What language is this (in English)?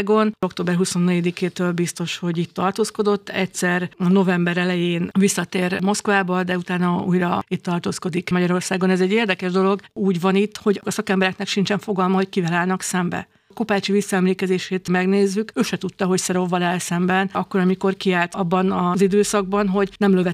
Hungarian